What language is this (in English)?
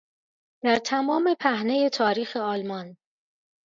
Persian